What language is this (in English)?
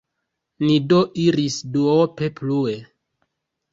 Esperanto